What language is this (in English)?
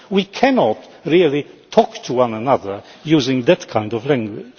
English